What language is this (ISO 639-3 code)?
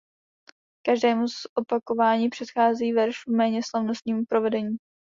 ces